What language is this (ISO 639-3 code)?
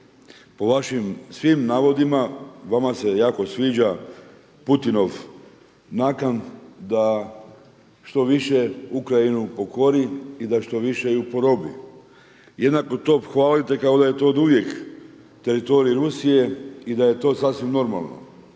hrv